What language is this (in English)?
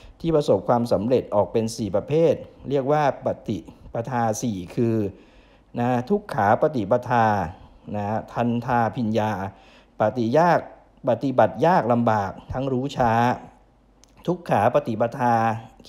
Thai